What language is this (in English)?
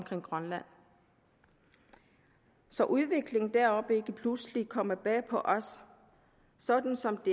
Danish